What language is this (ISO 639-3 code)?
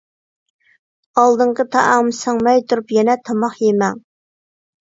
uig